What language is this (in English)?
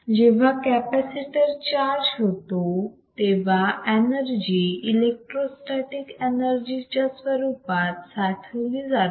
Marathi